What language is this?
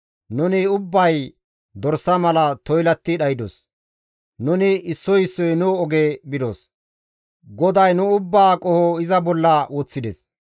Gamo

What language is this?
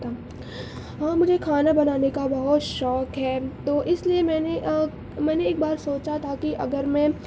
Urdu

